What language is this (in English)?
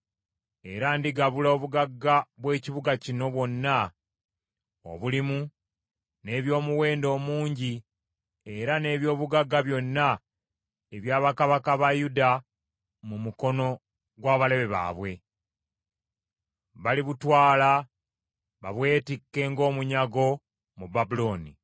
Ganda